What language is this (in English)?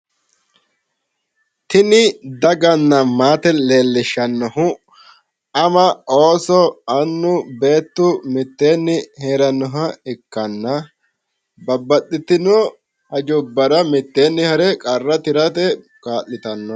Sidamo